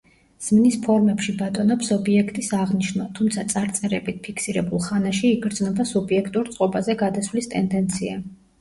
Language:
Georgian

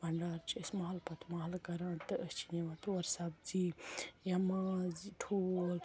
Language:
Kashmiri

